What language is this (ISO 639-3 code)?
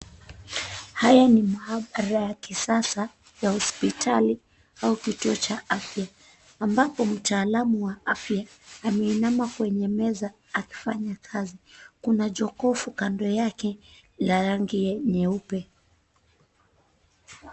swa